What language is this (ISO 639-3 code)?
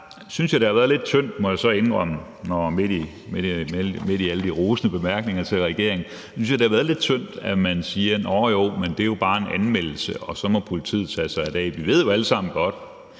dan